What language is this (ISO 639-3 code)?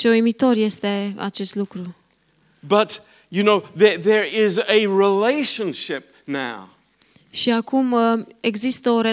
ron